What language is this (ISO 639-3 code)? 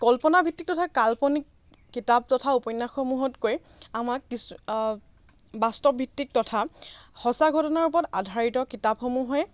asm